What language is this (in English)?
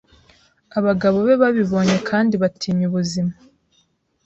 Kinyarwanda